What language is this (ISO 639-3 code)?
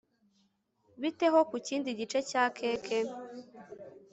kin